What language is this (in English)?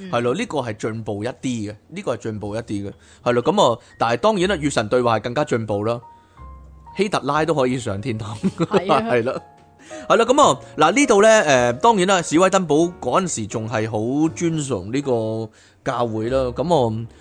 Chinese